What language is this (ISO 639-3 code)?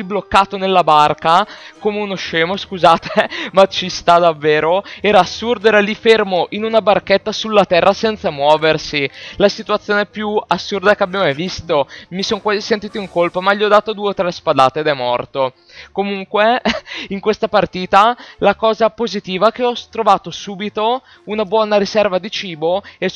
ita